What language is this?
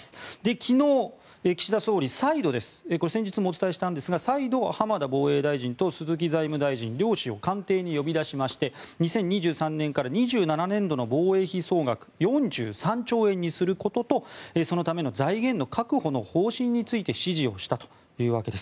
Japanese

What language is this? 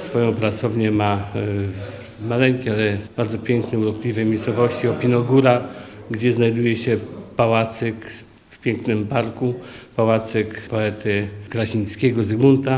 Polish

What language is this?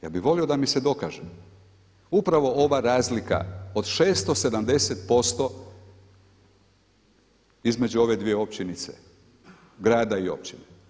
Croatian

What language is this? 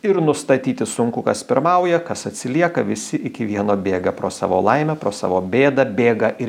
Lithuanian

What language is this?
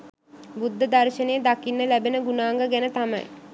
Sinhala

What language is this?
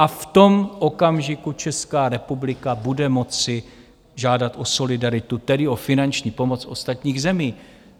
Czech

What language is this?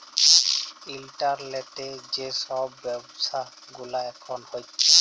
Bangla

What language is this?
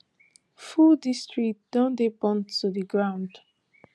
Nigerian Pidgin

